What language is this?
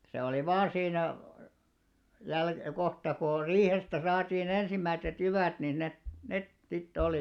Finnish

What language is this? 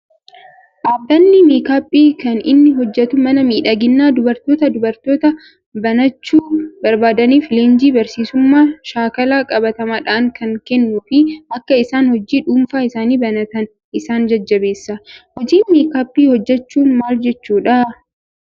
Oromo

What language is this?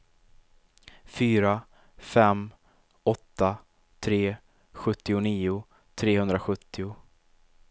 Swedish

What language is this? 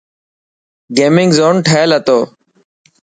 Dhatki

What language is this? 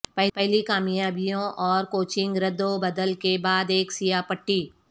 Urdu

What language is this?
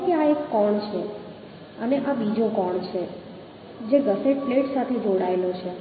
Gujarati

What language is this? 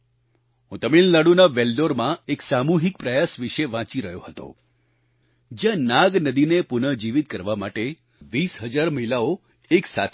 Gujarati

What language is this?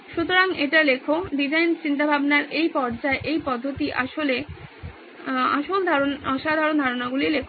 Bangla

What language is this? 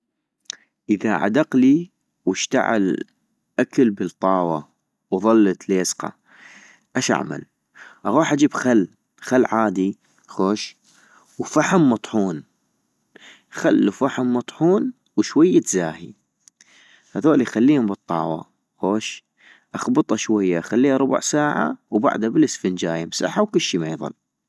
North Mesopotamian Arabic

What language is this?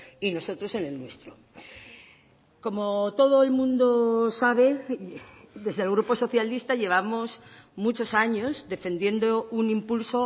Spanish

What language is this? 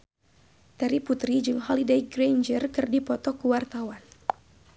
Sundanese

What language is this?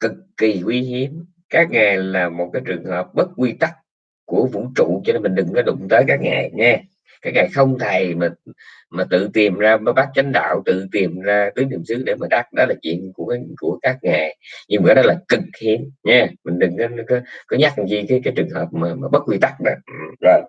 Vietnamese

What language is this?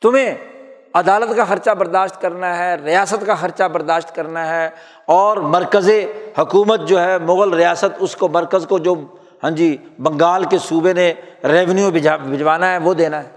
Urdu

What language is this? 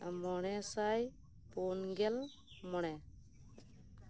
Santali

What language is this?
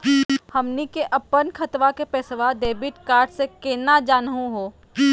Magahi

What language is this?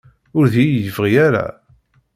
Kabyle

